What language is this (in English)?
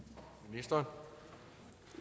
Danish